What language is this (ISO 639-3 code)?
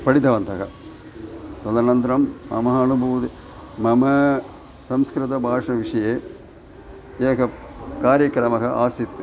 san